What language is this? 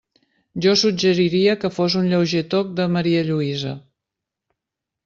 Catalan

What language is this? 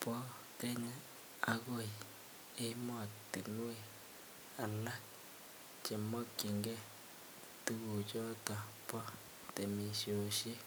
Kalenjin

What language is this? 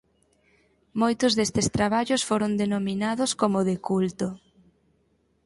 Galician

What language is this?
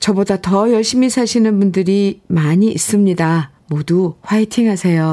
Korean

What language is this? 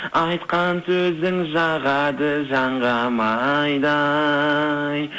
Kazakh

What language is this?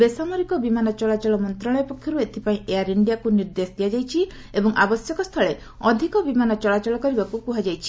Odia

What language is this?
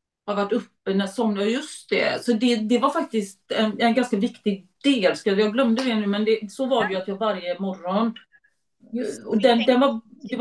Swedish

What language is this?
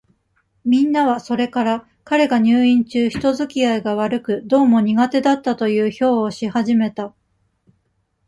Japanese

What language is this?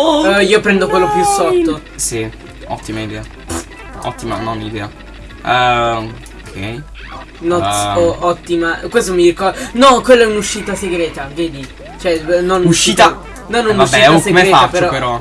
Italian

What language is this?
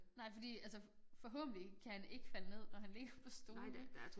Danish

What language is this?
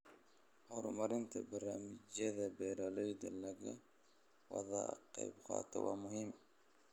Somali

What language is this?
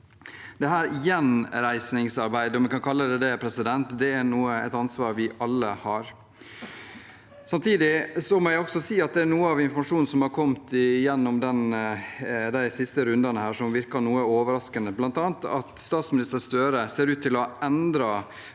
Norwegian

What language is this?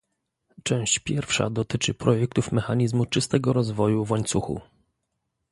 Polish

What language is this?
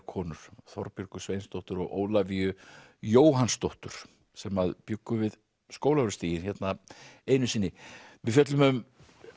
Icelandic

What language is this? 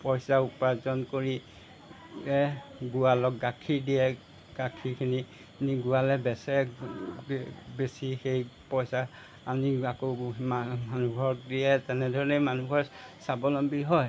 Assamese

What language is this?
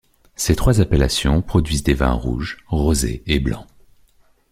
French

